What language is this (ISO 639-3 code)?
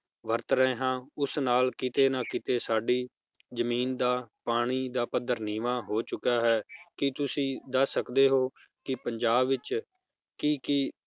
pan